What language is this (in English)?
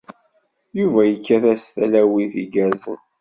Kabyle